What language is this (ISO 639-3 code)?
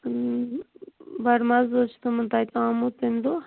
kas